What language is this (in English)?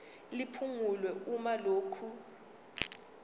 Zulu